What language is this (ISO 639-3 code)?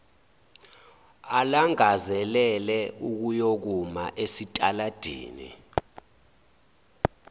zul